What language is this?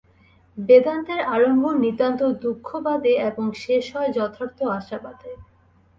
Bangla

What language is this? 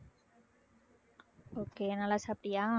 Tamil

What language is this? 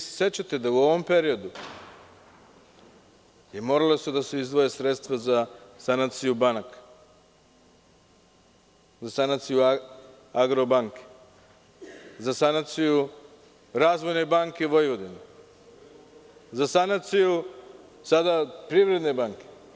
Serbian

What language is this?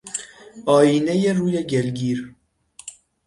Persian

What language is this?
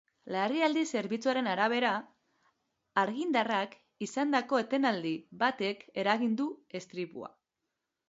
Basque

